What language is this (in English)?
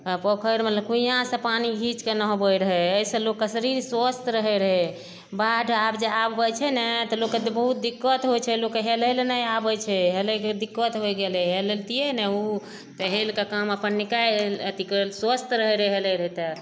Maithili